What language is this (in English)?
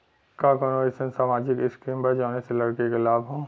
Bhojpuri